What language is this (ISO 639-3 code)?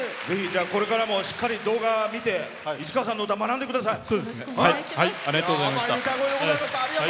jpn